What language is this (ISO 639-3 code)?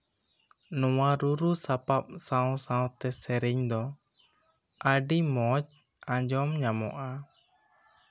sat